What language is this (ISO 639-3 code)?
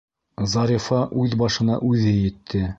bak